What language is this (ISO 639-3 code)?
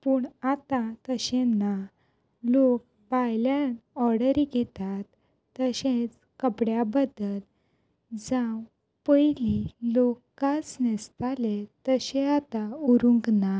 kok